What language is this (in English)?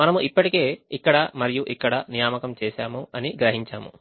Telugu